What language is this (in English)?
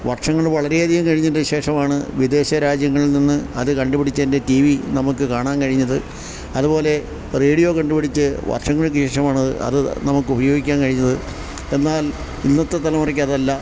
Malayalam